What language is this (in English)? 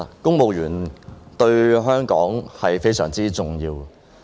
Cantonese